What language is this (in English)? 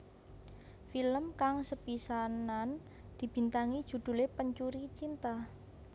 Javanese